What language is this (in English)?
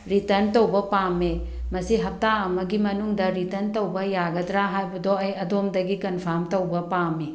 Manipuri